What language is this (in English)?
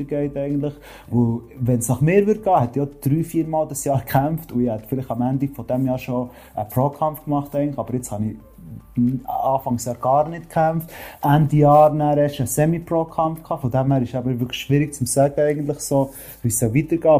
German